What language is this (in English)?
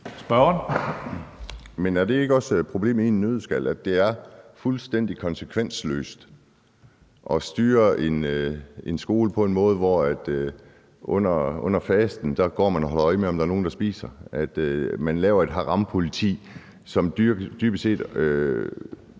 Danish